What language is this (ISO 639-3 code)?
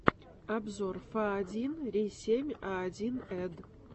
rus